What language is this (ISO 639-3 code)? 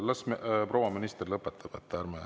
est